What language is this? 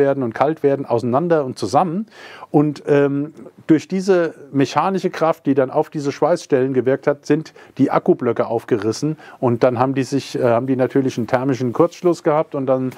German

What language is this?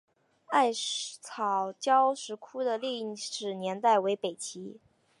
Chinese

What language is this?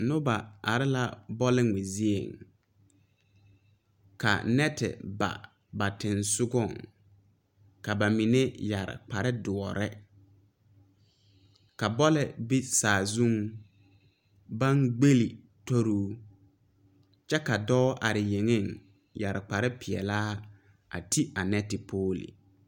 Southern Dagaare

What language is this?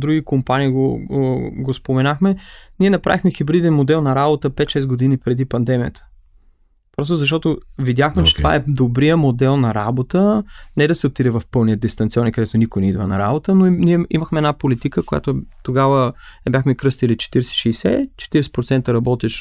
Bulgarian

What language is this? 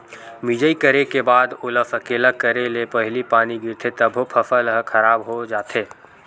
Chhattisgarhi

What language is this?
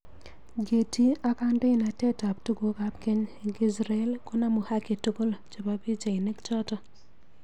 Kalenjin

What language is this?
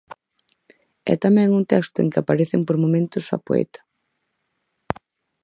Galician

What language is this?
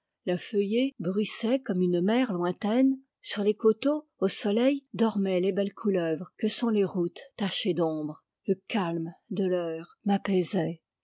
French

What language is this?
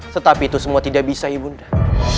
Indonesian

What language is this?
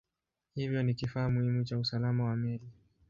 Swahili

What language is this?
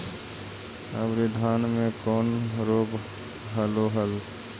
Magahi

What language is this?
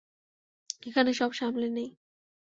Bangla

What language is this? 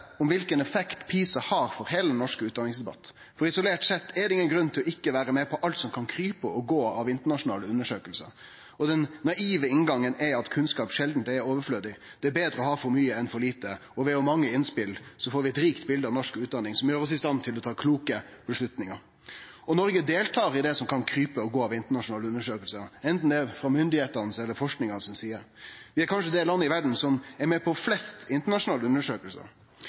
Norwegian Nynorsk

